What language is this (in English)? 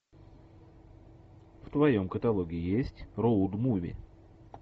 Russian